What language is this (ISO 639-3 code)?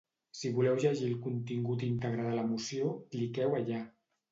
cat